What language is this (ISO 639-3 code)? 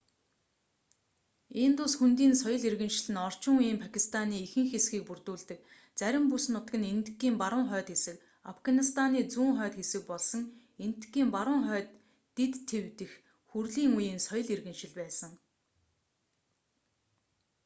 mon